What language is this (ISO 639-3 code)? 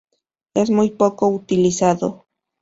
spa